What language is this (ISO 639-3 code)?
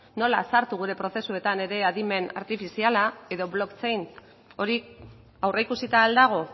eus